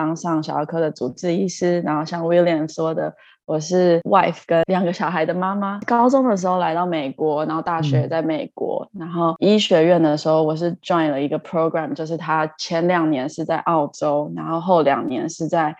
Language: Chinese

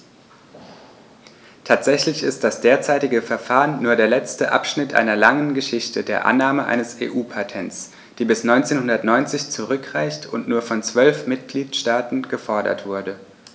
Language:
German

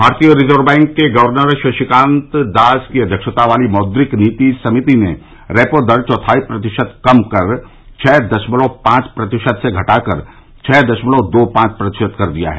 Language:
Hindi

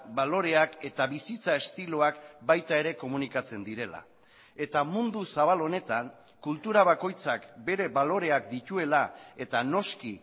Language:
Basque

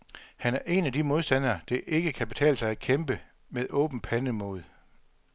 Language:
Danish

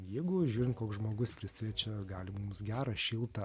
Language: Lithuanian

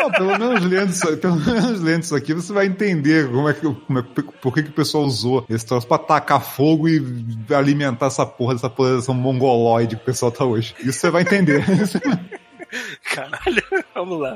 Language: Portuguese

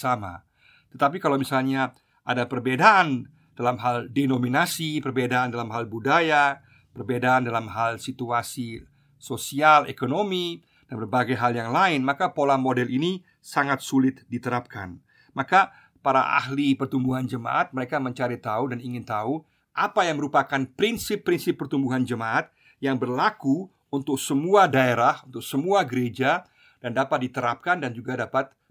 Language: Indonesian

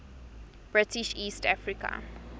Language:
English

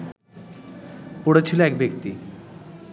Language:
Bangla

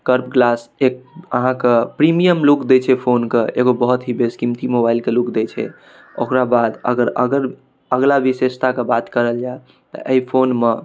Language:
Maithili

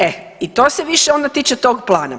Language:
Croatian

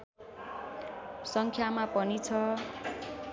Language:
Nepali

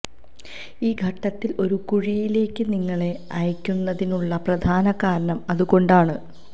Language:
Malayalam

